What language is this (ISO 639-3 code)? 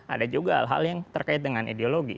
ind